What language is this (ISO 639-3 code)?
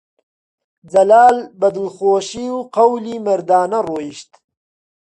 ckb